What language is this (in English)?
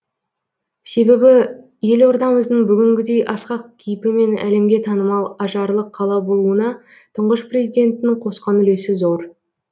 Kazakh